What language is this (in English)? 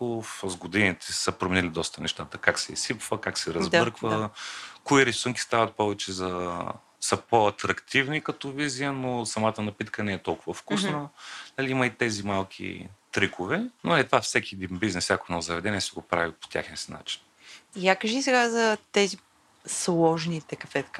Bulgarian